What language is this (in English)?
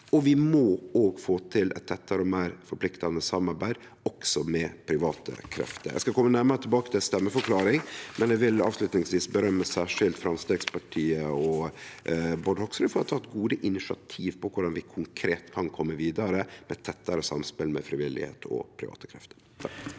Norwegian